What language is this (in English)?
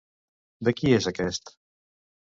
Catalan